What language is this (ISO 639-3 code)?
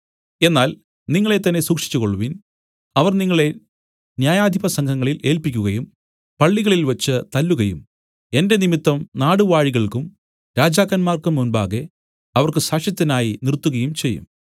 mal